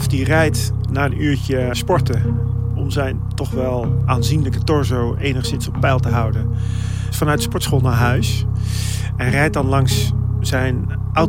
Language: Dutch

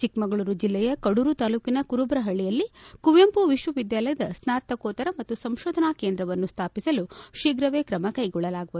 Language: Kannada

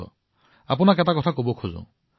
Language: Assamese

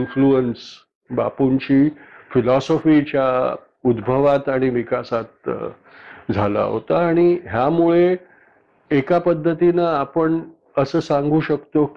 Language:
Marathi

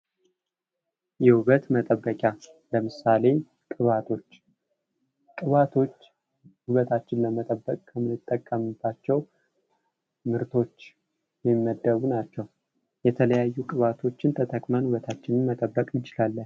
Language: Amharic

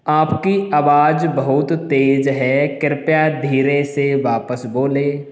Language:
Hindi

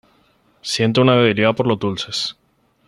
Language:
Spanish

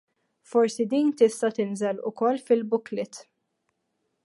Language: Maltese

